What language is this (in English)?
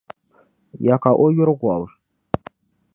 Dagbani